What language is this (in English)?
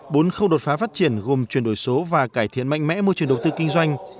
Vietnamese